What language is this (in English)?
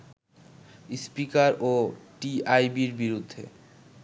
Bangla